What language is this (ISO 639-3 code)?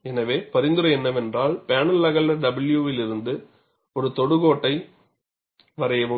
tam